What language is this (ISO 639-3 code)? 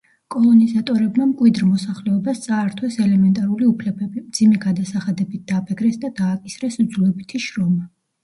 kat